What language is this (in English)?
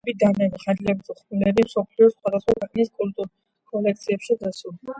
Georgian